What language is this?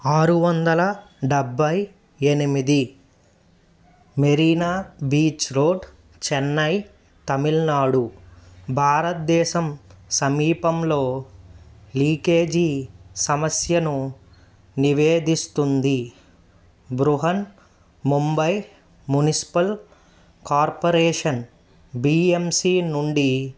Telugu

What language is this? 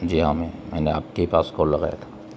Urdu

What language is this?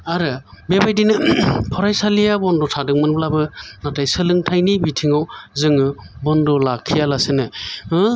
Bodo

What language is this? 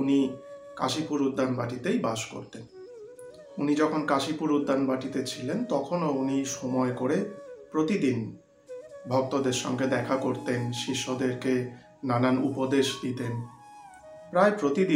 Bangla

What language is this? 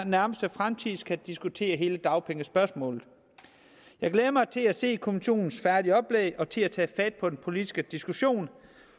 Danish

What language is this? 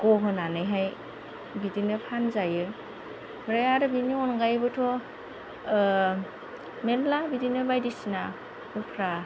Bodo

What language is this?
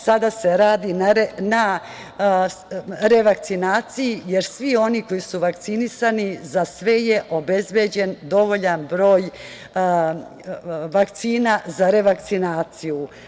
Serbian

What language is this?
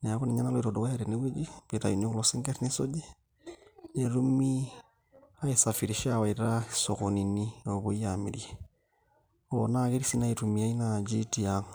Masai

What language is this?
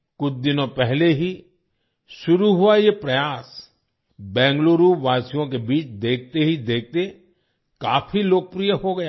Hindi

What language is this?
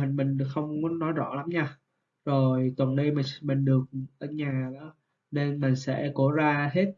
Vietnamese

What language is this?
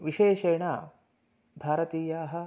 Sanskrit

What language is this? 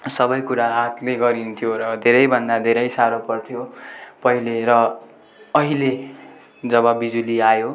Nepali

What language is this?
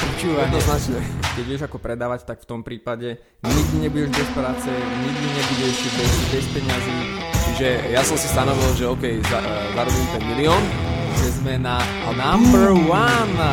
Slovak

